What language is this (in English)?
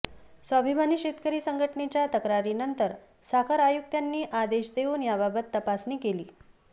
Marathi